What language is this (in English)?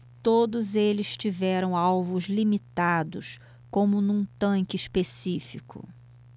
Portuguese